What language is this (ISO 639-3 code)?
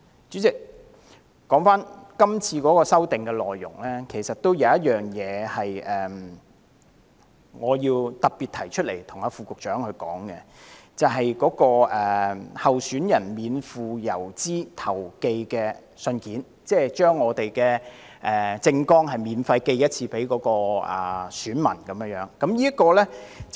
yue